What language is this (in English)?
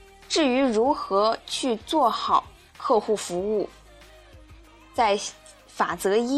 Chinese